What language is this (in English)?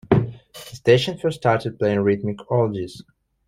English